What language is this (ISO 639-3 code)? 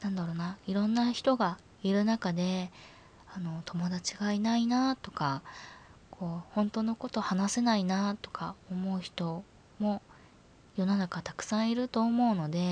jpn